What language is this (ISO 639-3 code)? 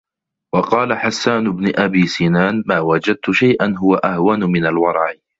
ara